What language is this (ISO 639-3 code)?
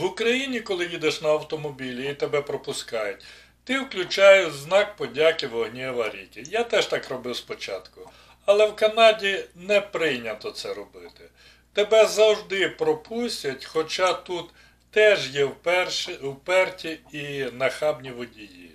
ukr